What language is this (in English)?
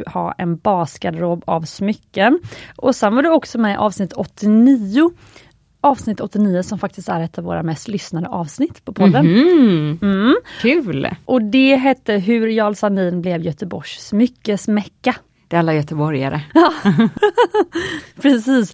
Swedish